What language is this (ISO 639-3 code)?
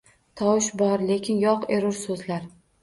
uzb